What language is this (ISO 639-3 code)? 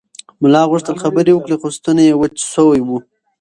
pus